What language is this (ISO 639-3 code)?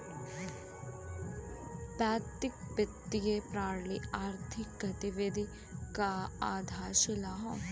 bho